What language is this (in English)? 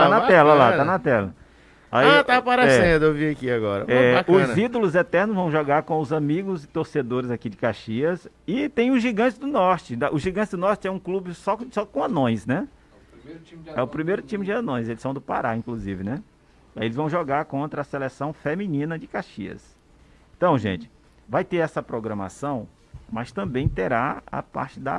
Portuguese